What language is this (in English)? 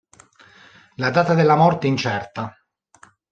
Italian